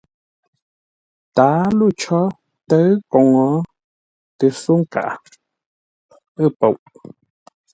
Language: Ngombale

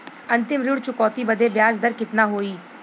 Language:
Bhojpuri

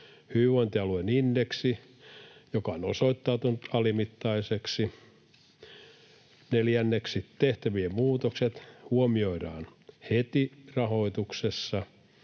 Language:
Finnish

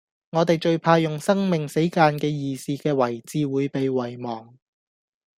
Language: Cantonese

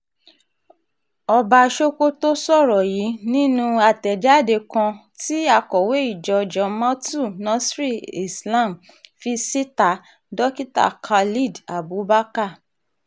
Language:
Yoruba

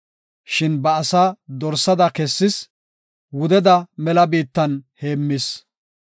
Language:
Gofa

